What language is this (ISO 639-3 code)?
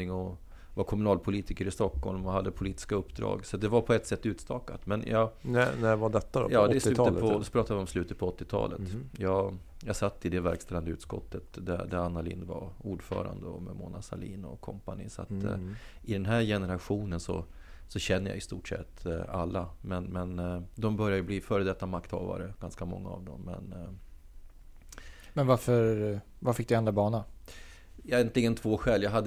swe